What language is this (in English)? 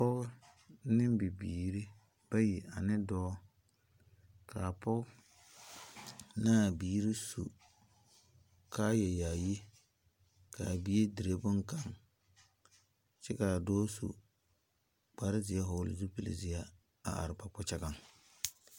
Southern Dagaare